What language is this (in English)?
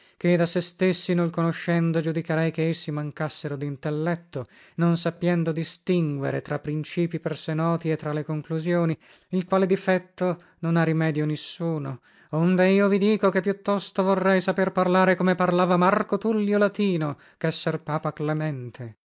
Italian